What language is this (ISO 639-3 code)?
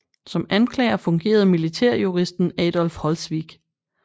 dan